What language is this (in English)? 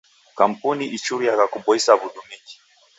Taita